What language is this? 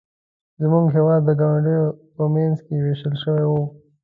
Pashto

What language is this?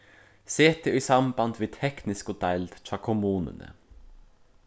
Faroese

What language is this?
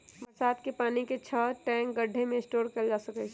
Magahi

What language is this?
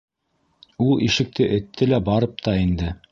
Bashkir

